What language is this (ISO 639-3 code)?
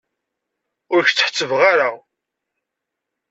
kab